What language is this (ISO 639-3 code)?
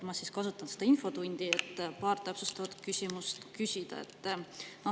est